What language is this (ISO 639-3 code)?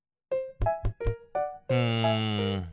jpn